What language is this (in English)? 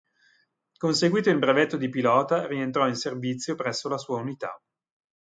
Italian